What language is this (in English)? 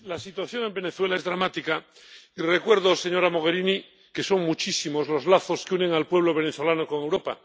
Spanish